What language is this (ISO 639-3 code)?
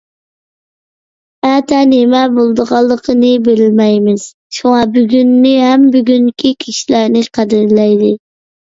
uig